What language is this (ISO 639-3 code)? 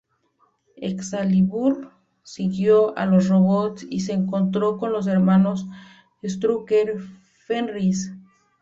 spa